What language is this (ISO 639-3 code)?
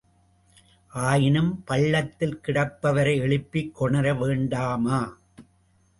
tam